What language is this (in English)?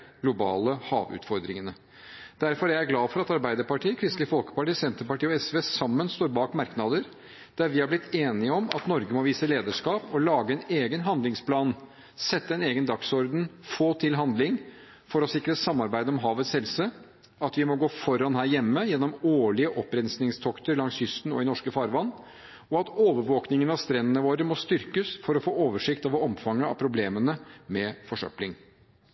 Norwegian Bokmål